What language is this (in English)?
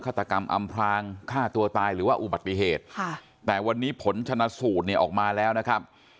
Thai